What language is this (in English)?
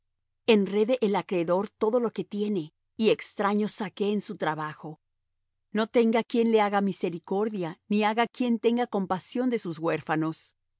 Spanish